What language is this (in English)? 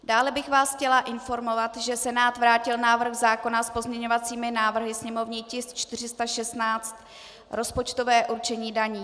Czech